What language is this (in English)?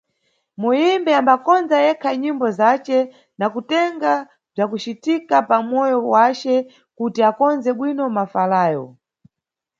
Nyungwe